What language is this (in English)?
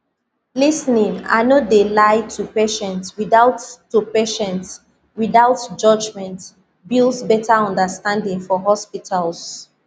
Nigerian Pidgin